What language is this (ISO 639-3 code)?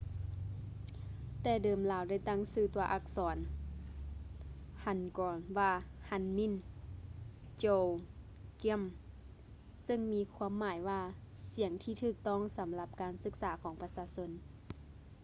lao